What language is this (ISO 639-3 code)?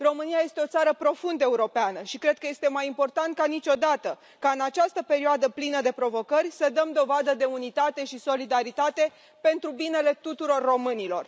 ron